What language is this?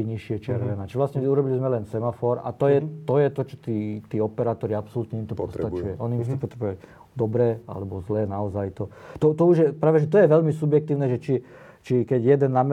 Slovak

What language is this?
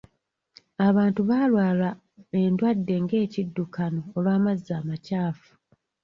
Ganda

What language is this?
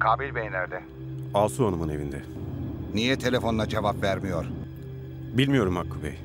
Turkish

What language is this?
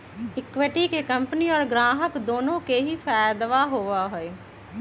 Magahi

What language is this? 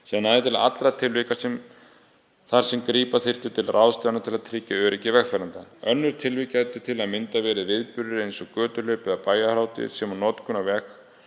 Icelandic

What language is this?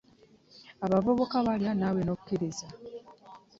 Ganda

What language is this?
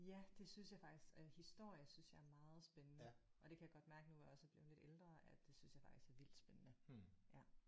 Danish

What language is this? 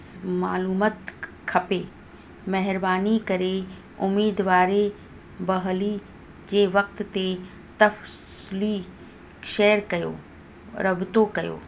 Sindhi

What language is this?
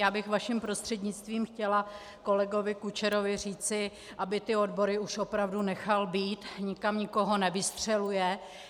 Czech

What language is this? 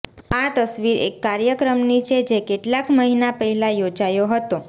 Gujarati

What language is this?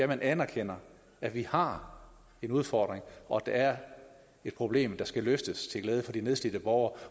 Danish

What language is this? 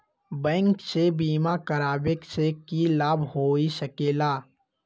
Magahi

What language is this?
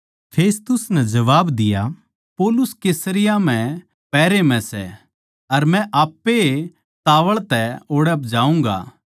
Haryanvi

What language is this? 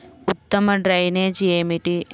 Telugu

